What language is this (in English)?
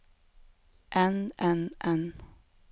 Norwegian